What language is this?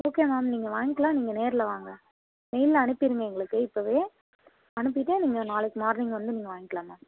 Tamil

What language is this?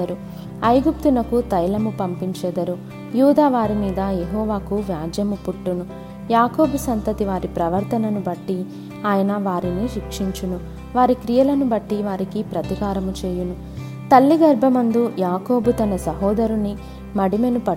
Telugu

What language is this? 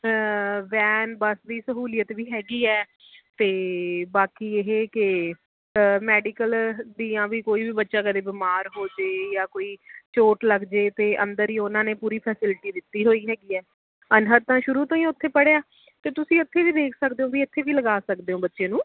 Punjabi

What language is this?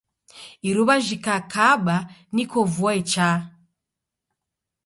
Taita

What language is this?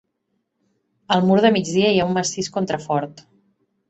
Catalan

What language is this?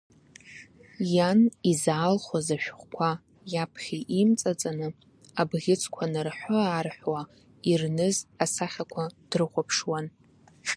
Abkhazian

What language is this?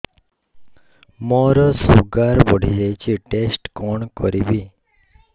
Odia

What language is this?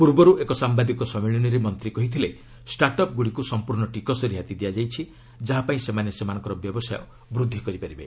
Odia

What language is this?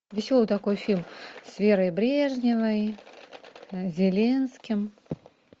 Russian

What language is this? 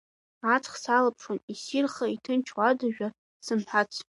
Abkhazian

